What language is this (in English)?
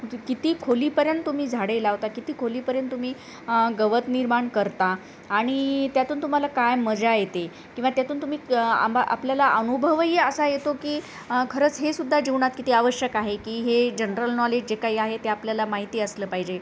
Marathi